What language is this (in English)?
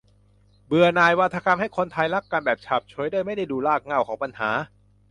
Thai